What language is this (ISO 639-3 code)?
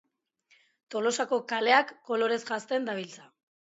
eus